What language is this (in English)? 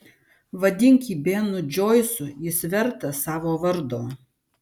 Lithuanian